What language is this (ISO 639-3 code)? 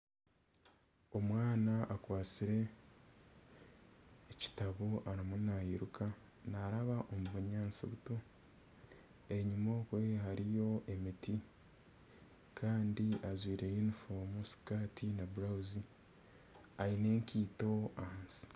nyn